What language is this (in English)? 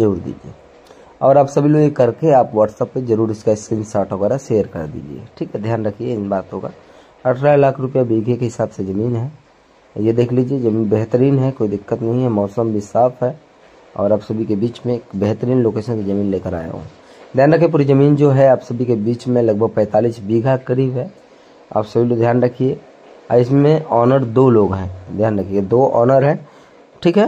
Hindi